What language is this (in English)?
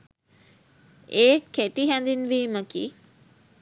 Sinhala